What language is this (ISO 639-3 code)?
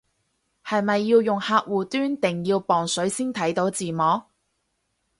yue